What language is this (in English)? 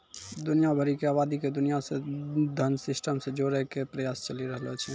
Maithili